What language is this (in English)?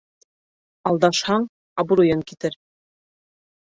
Bashkir